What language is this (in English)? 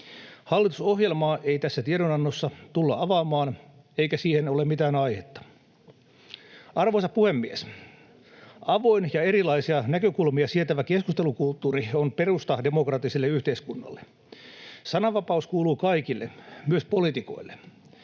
Finnish